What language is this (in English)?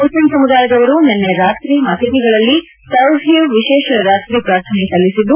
Kannada